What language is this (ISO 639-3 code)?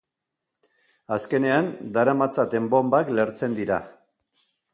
eus